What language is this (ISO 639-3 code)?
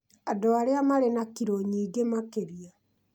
kik